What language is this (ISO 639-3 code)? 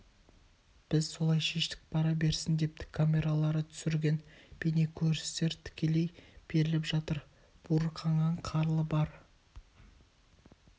kaz